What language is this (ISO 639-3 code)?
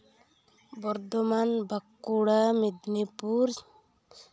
sat